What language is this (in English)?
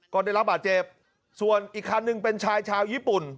Thai